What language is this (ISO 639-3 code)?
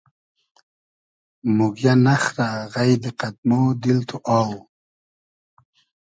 haz